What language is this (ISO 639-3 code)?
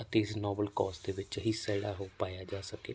pan